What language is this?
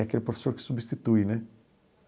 Portuguese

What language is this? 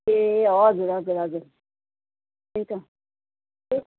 Nepali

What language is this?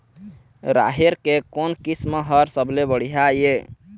Chhattisgarhi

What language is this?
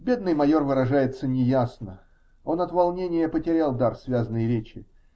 Russian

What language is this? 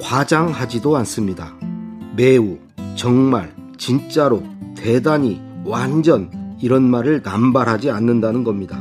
Korean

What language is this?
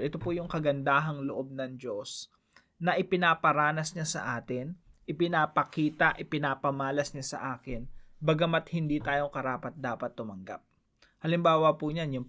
Filipino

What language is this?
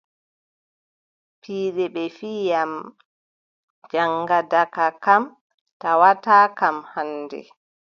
Adamawa Fulfulde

